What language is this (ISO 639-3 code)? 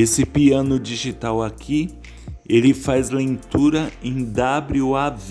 por